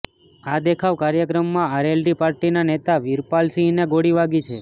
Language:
Gujarati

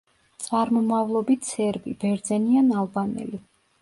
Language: Georgian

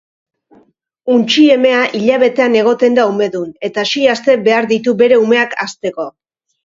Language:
Basque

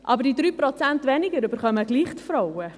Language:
Swiss German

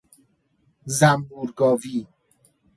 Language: Persian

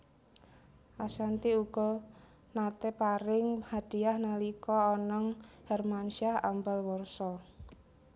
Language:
Javanese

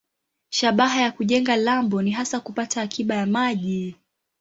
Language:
Swahili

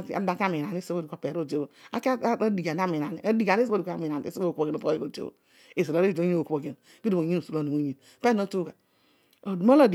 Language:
Odual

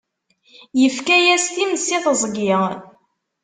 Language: Kabyle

